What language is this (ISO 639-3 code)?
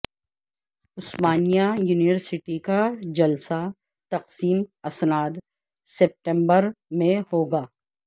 urd